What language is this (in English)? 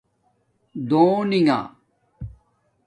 Domaaki